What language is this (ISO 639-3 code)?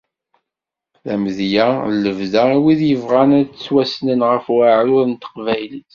kab